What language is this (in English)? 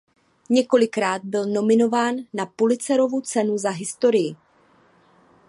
Czech